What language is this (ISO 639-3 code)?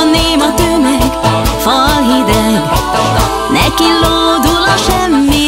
ces